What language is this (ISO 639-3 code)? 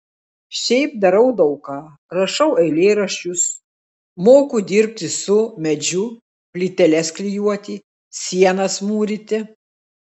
lit